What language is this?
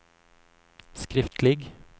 Norwegian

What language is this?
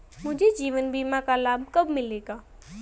Hindi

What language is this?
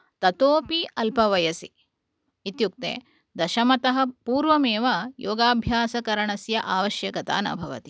Sanskrit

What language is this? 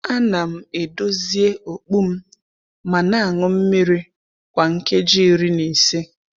Igbo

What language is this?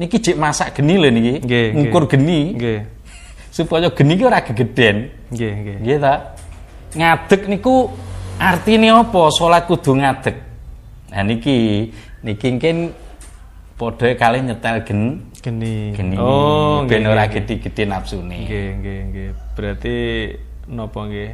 Indonesian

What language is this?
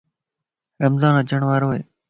Lasi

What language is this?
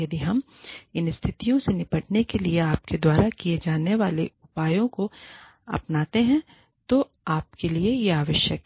Hindi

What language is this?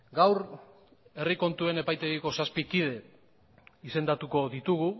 Basque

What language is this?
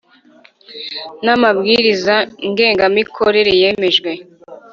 Kinyarwanda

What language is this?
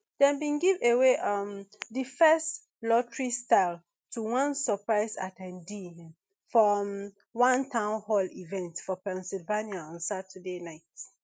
Nigerian Pidgin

